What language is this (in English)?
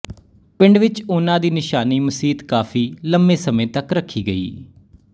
Punjabi